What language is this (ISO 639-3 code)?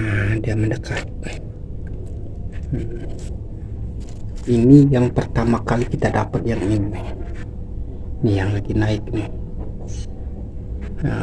ind